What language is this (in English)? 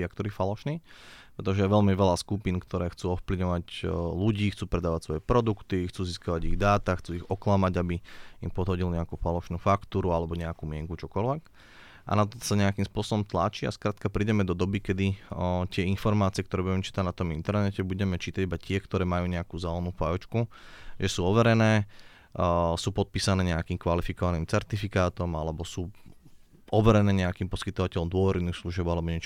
Slovak